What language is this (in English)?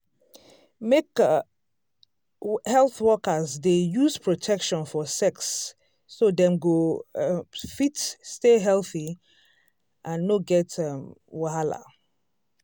Nigerian Pidgin